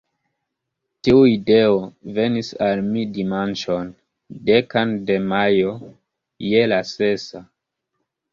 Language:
Esperanto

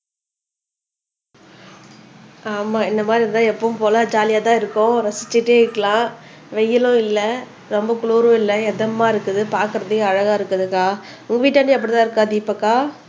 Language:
Tamil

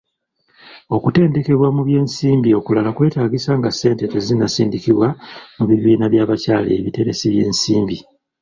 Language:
Ganda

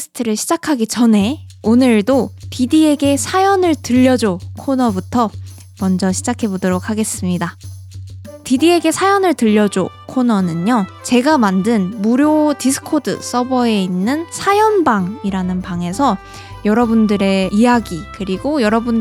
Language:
Korean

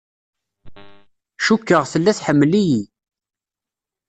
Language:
Kabyle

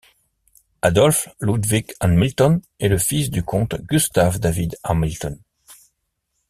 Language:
French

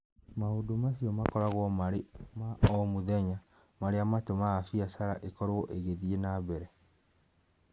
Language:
Kikuyu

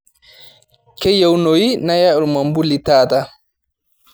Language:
Masai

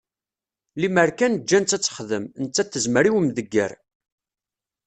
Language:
Kabyle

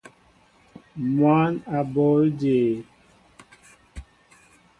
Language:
Mbo (Cameroon)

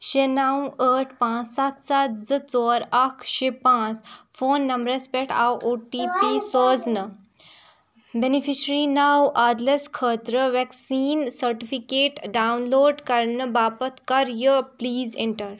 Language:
Kashmiri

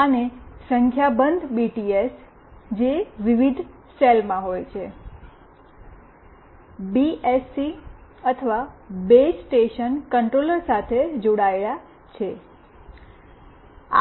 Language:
Gujarati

